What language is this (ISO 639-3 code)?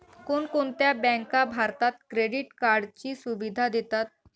mar